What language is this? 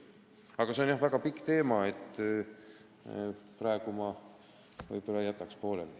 Estonian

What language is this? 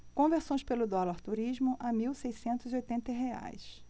Portuguese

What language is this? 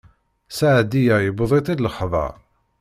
Kabyle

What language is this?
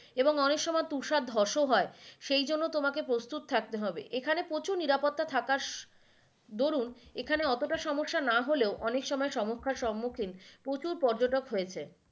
Bangla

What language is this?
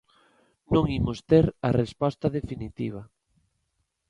Galician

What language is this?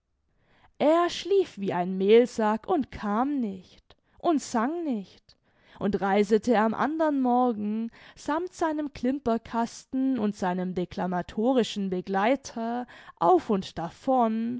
German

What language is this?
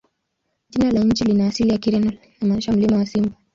Swahili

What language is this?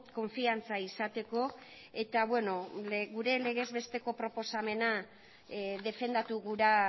Basque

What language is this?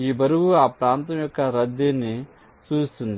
Telugu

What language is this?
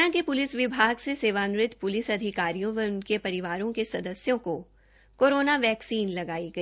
Hindi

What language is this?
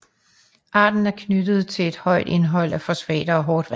Danish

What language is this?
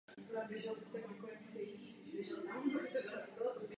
Czech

